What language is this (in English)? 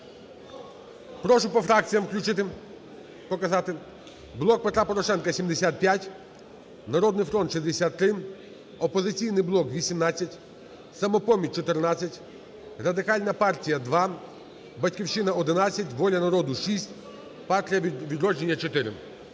Ukrainian